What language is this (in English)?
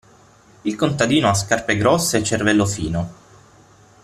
Italian